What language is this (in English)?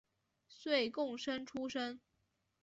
Chinese